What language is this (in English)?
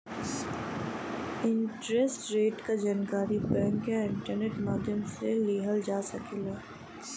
Bhojpuri